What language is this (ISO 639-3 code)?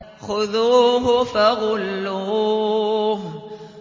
ara